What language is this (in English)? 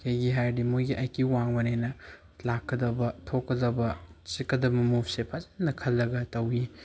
Manipuri